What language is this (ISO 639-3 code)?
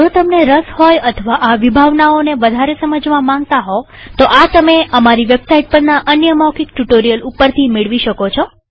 guj